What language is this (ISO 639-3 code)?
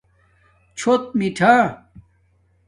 dmk